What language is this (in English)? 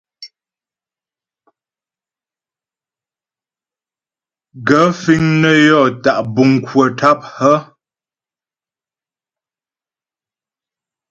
Ghomala